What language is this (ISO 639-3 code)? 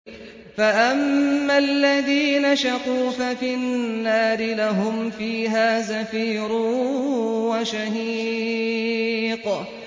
ara